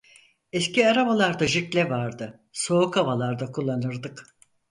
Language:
Turkish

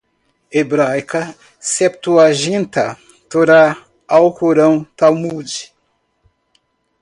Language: Portuguese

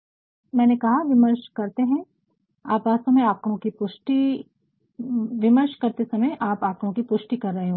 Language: Hindi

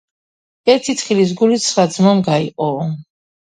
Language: Georgian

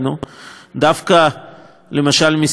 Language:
Hebrew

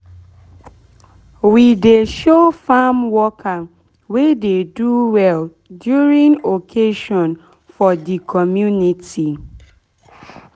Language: Nigerian Pidgin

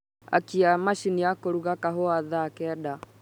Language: Kikuyu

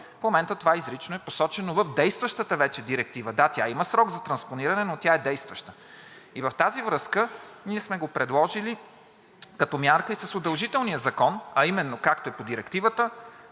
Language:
Bulgarian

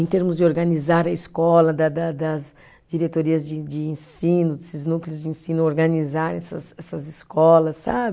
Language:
Portuguese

